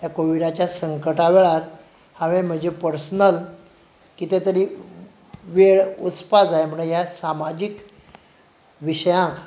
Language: Konkani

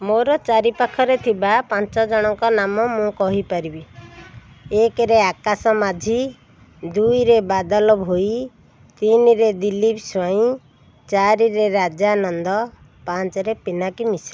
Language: Odia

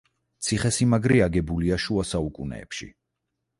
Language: Georgian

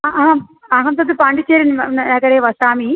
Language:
Sanskrit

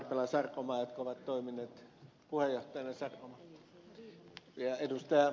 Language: Finnish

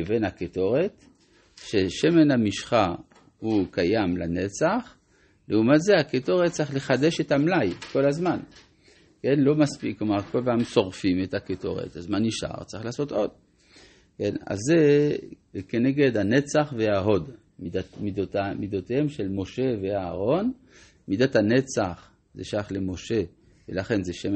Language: Hebrew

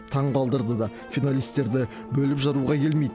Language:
Kazakh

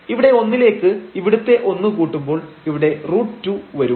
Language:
Malayalam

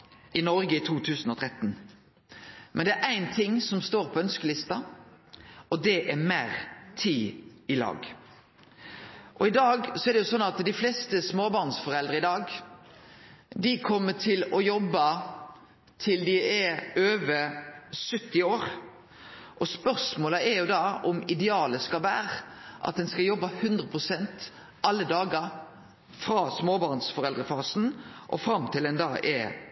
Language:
Norwegian Nynorsk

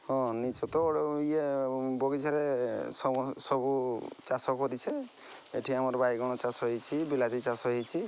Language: Odia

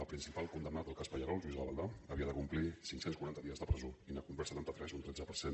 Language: Catalan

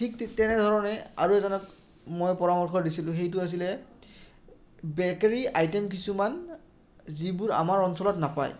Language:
Assamese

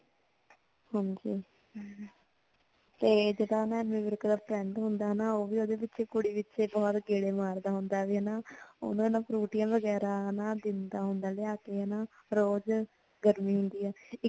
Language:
Punjabi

